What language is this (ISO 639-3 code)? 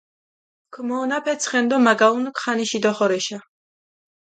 xmf